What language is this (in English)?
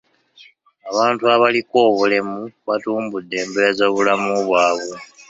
Ganda